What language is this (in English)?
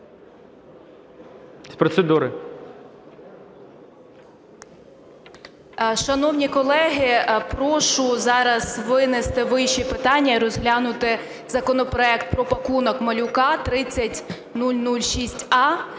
Ukrainian